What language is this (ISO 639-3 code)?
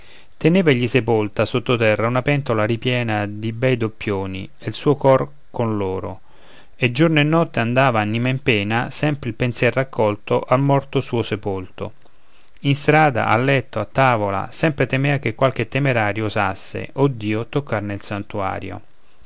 ita